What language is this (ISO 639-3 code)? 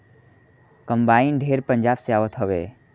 bho